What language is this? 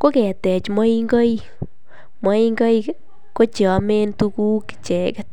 Kalenjin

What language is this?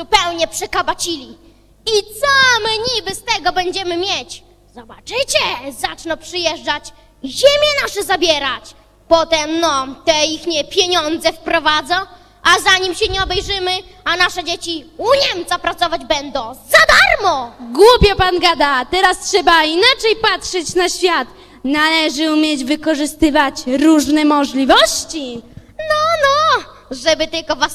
Polish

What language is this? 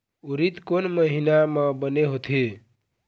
Chhattisgarhi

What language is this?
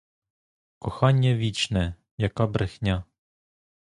Ukrainian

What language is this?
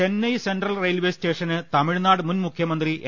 Malayalam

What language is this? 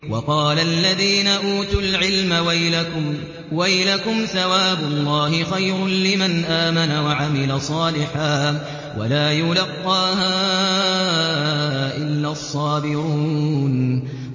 Arabic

